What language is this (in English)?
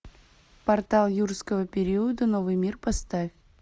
Russian